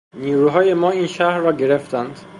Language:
Persian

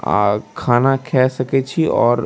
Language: Maithili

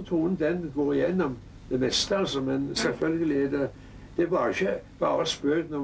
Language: Norwegian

